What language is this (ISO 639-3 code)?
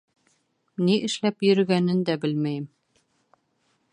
bak